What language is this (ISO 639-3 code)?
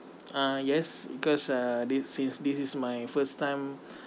eng